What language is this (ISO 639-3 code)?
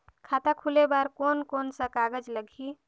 hne